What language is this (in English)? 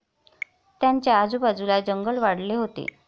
Marathi